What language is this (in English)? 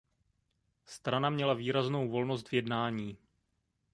Czech